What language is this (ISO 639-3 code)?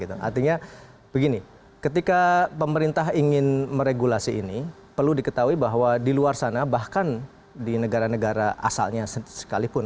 ind